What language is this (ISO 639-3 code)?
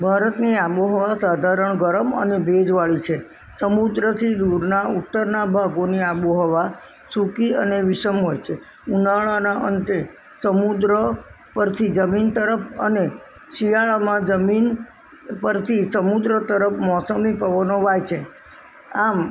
guj